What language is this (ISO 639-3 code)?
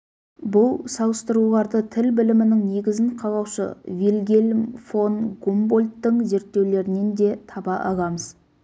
kaz